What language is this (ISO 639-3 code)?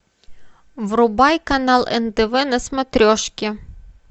rus